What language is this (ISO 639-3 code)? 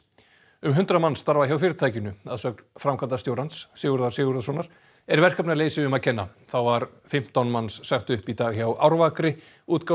isl